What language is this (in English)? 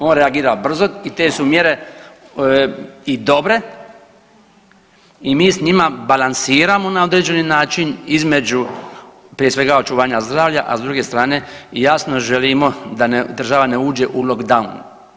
Croatian